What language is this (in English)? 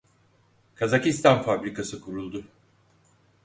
Turkish